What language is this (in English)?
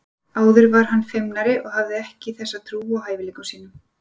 Icelandic